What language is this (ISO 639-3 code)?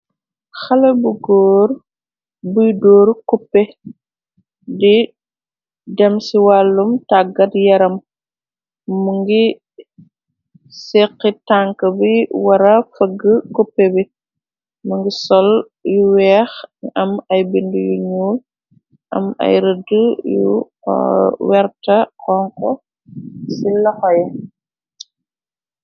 wol